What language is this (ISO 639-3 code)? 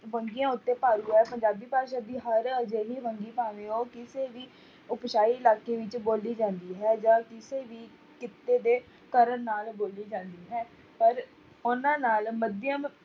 pan